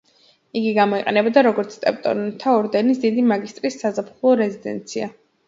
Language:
Georgian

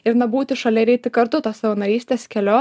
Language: Lithuanian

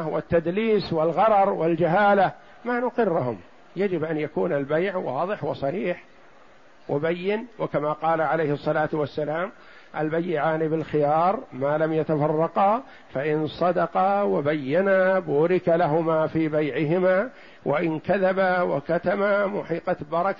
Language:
Arabic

